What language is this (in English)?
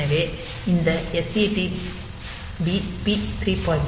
Tamil